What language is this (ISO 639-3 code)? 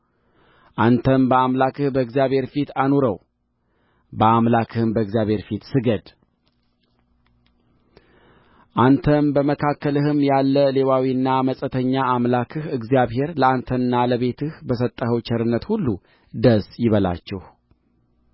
amh